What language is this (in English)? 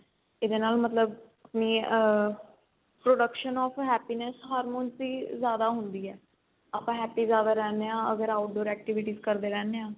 Punjabi